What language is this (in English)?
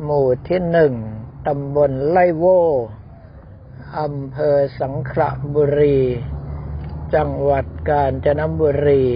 Thai